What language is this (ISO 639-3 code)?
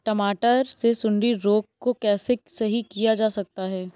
hin